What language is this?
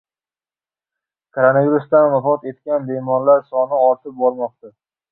Uzbek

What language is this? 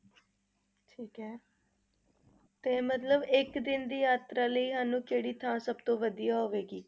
Punjabi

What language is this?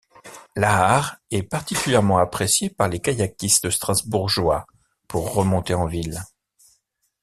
French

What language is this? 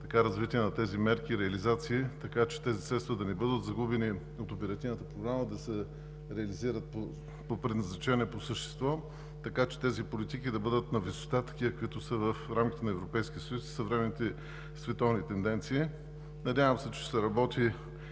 Bulgarian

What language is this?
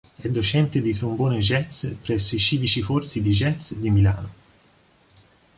Italian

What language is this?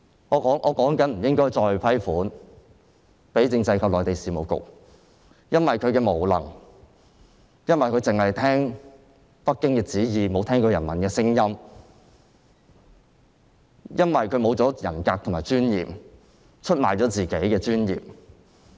Cantonese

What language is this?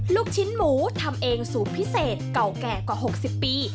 Thai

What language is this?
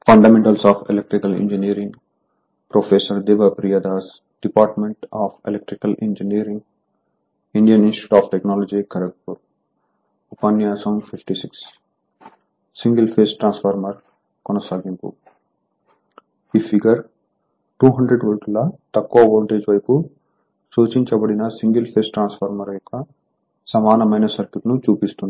Telugu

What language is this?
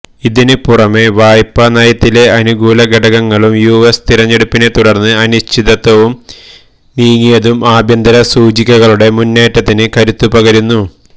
Malayalam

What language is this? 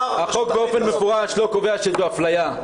Hebrew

